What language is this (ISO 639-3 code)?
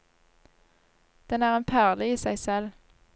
nor